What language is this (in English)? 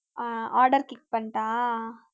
Tamil